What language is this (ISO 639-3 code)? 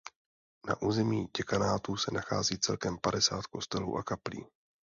ces